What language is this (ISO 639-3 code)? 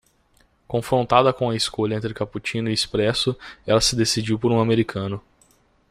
por